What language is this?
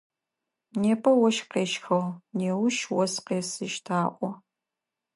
Adyghe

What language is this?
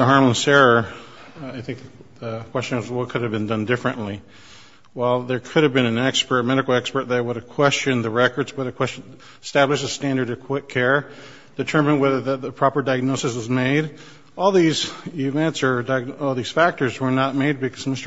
English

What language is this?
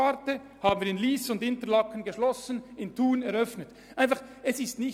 Swiss German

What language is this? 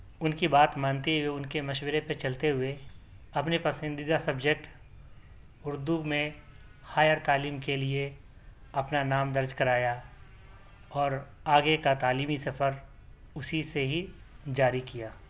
Urdu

